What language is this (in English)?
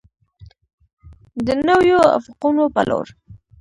Pashto